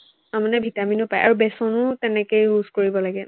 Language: Assamese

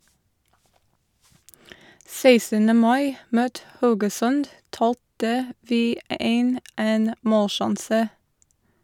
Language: Norwegian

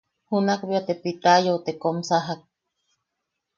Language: Yaqui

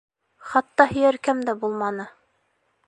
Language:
Bashkir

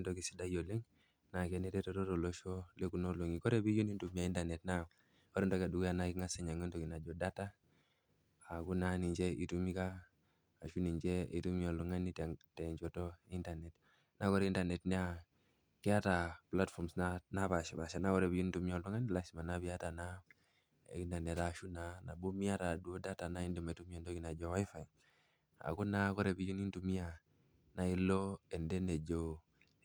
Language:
Masai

